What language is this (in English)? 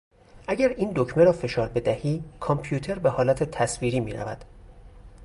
Persian